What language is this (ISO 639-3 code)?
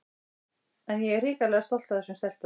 isl